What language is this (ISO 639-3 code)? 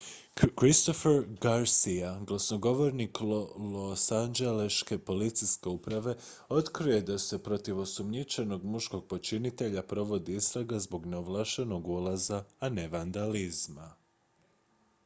hrv